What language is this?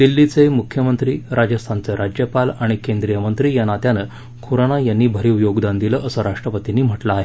Marathi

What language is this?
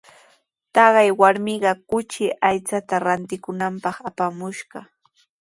Sihuas Ancash Quechua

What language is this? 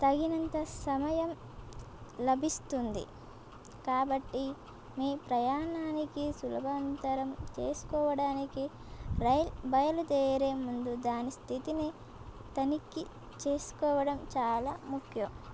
Telugu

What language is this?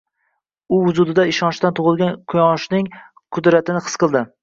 Uzbek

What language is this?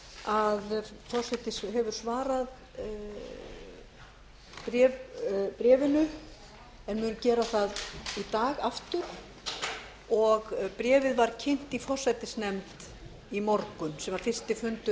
Icelandic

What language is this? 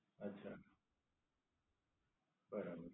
Gujarati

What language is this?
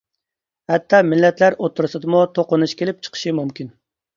Uyghur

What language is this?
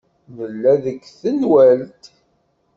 Kabyle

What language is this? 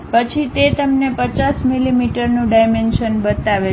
Gujarati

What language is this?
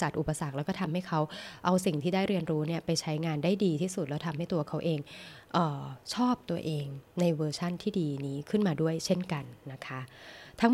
Thai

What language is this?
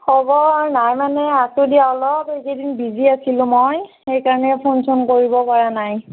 Assamese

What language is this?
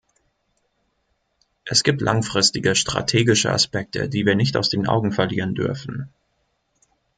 German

